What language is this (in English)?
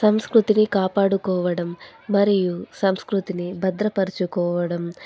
Telugu